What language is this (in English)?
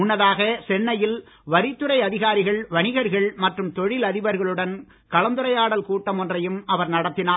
Tamil